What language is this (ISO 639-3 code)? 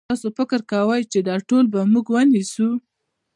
pus